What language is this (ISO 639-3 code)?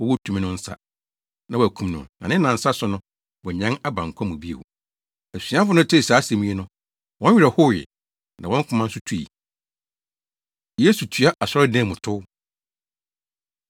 aka